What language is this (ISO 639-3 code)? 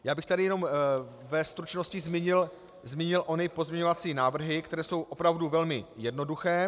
ces